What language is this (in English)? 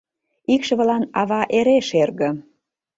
Mari